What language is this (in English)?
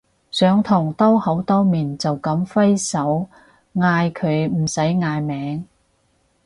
Cantonese